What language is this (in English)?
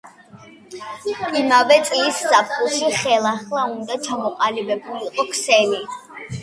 Georgian